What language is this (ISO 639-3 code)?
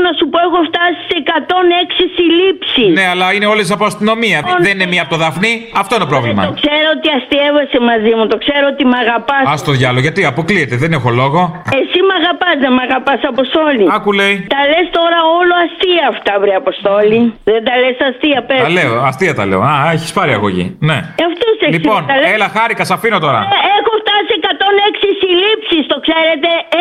ell